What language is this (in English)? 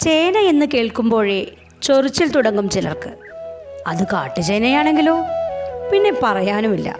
Malayalam